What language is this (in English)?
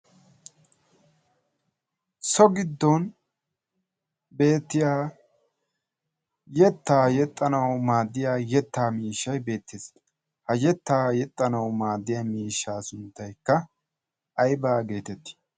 Wolaytta